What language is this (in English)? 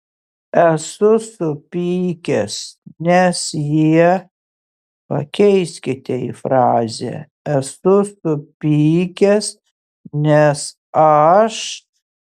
Lithuanian